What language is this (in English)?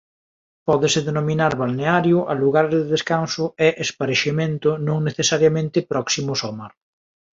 Galician